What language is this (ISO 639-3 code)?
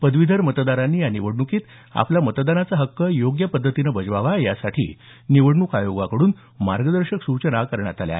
mar